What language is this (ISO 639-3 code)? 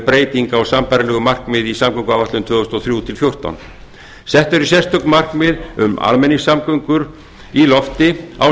isl